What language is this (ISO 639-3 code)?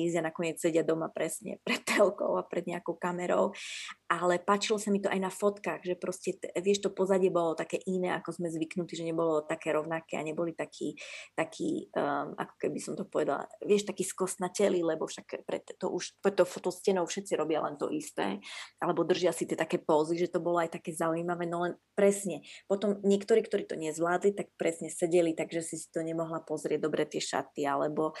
slk